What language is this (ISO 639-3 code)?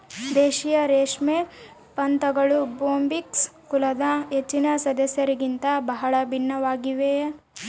kan